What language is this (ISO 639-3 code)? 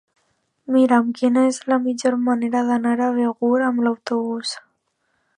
cat